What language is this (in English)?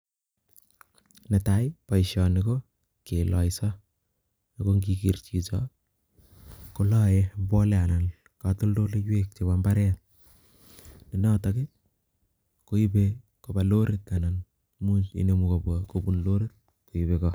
Kalenjin